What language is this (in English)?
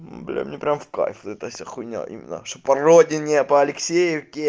Russian